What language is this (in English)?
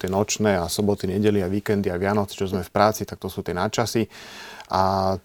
Slovak